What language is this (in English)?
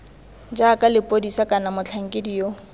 Tswana